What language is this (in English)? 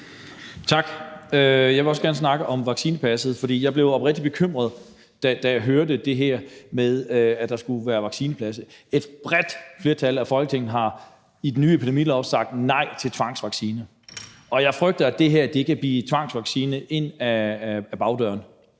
Danish